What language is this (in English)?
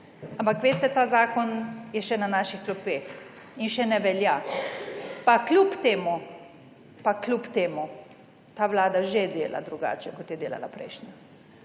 Slovenian